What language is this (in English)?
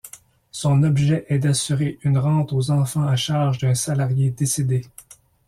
French